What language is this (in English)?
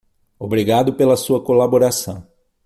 Portuguese